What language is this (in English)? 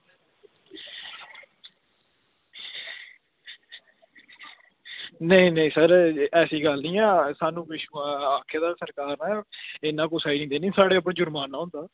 Dogri